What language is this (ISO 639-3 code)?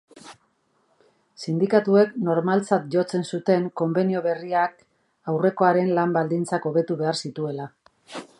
eus